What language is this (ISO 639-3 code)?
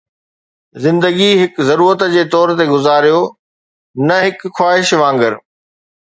snd